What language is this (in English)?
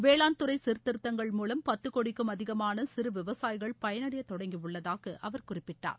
Tamil